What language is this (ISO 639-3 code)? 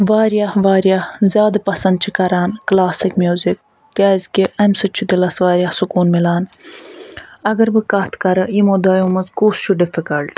kas